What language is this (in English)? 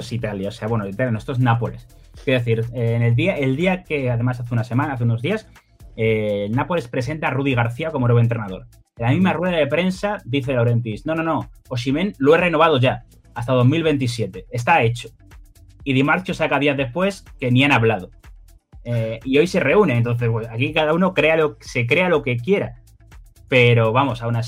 Spanish